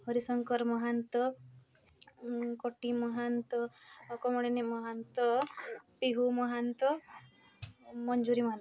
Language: Odia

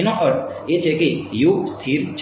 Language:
Gujarati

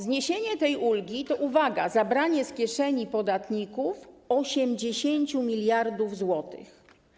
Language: Polish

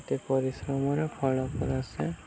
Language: Odia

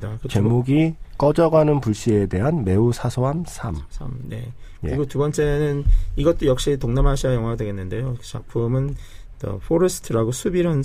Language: Korean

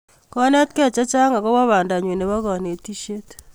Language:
Kalenjin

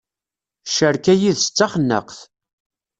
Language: Kabyle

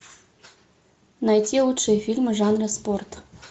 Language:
Russian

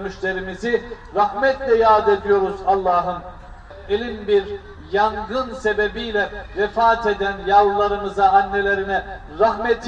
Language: Turkish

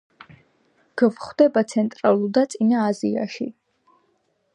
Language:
Georgian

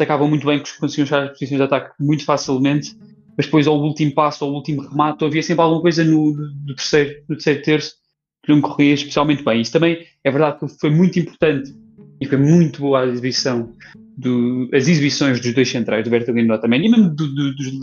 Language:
Portuguese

